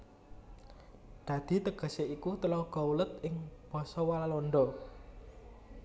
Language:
Javanese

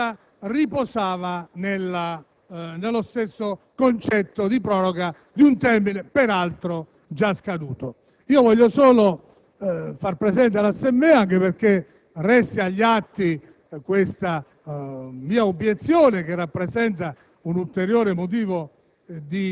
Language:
Italian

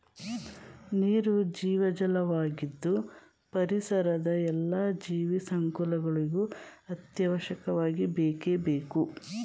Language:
Kannada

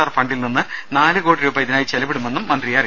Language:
Malayalam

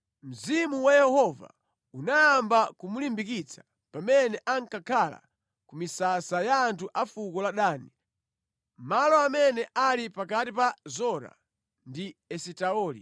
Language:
Nyanja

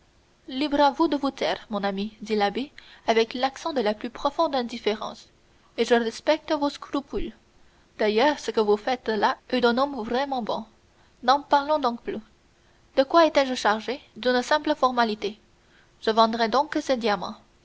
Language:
French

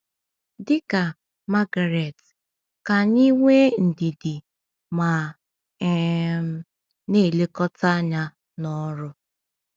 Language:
Igbo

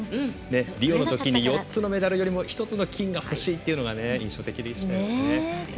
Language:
Japanese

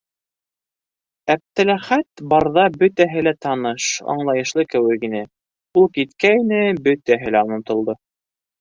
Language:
Bashkir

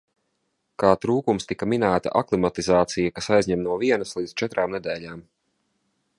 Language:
Latvian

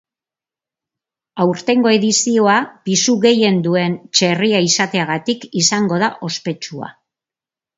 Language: Basque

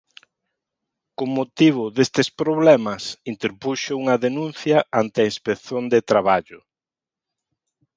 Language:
Galician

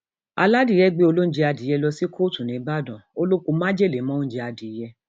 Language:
Yoruba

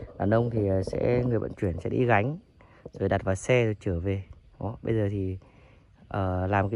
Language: Vietnamese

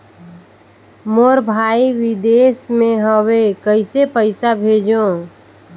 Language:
Chhattisgarhi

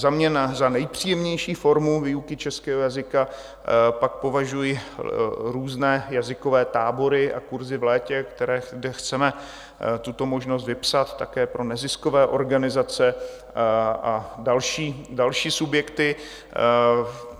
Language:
Czech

